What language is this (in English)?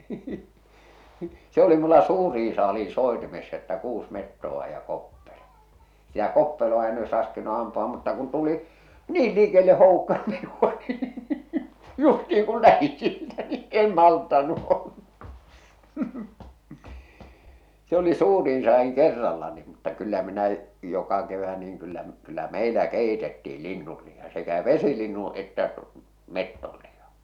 Finnish